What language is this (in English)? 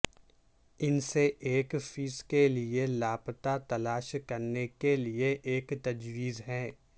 Urdu